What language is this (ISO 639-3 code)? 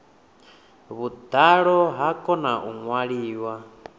ven